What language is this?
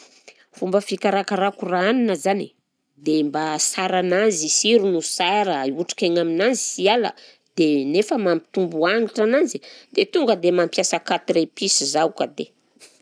Southern Betsimisaraka Malagasy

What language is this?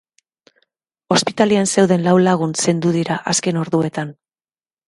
Basque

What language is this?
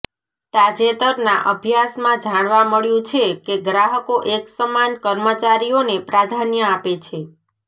Gujarati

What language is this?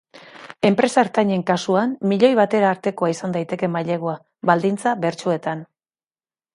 Basque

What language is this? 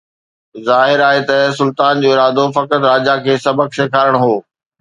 Sindhi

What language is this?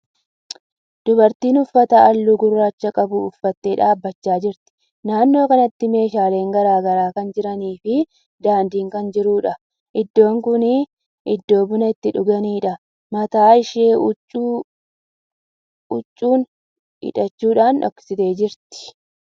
Oromo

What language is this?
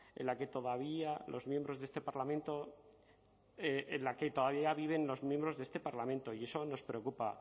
Spanish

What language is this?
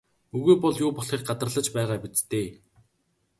Mongolian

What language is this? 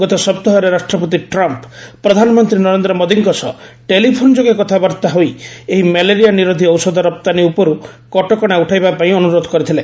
Odia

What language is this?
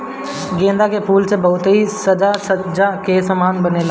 Bhojpuri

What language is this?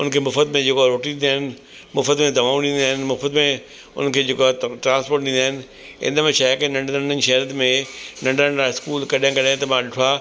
Sindhi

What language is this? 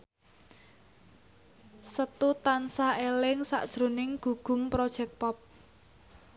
Javanese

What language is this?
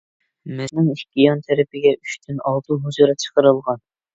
Uyghur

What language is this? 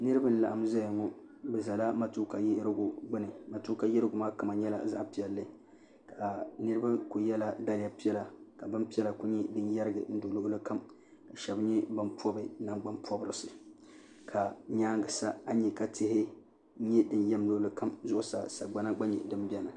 Dagbani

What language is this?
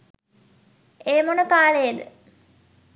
Sinhala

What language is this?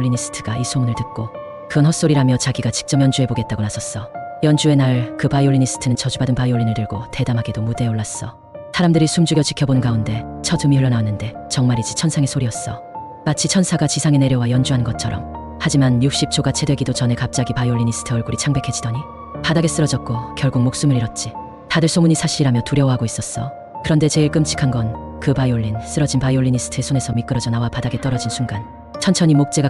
Korean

